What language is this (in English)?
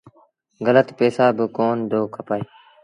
Sindhi Bhil